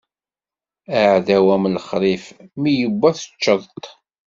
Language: Kabyle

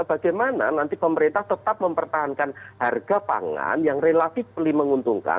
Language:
Indonesian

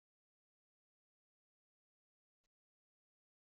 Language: Kabyle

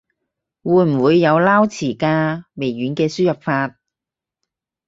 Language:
Cantonese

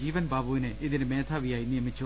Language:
Malayalam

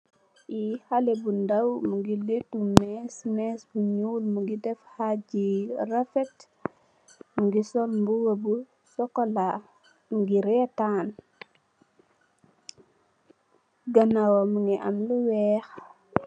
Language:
Wolof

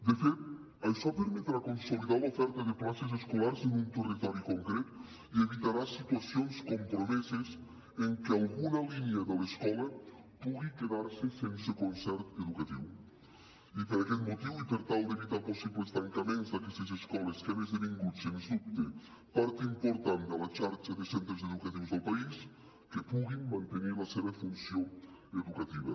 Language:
Catalan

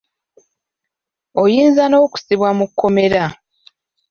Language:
Ganda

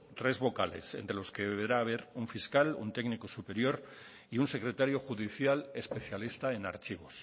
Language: Spanish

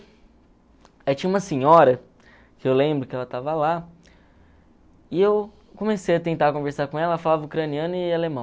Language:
Portuguese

